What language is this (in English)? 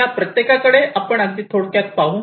Marathi